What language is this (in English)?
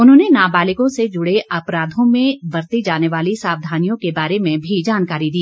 Hindi